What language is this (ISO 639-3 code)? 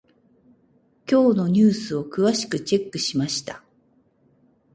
jpn